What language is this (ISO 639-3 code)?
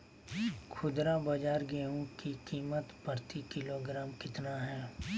mag